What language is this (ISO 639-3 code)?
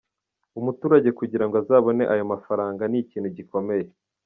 kin